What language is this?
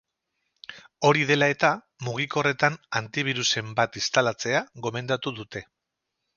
Basque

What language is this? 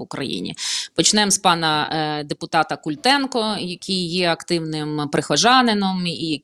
Ukrainian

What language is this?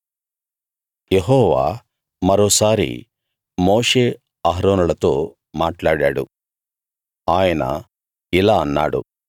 Telugu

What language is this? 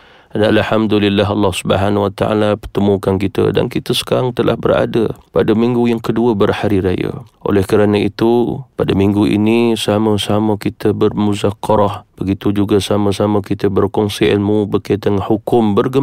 Malay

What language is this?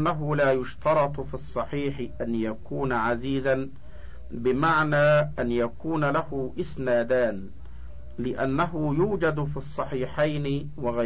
Arabic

